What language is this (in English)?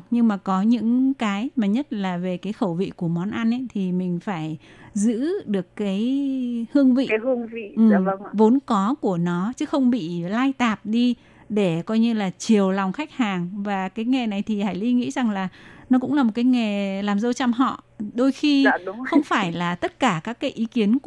Vietnamese